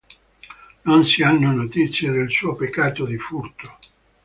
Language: Italian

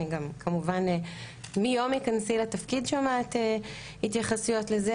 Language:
Hebrew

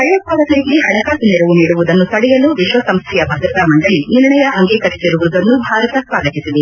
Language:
Kannada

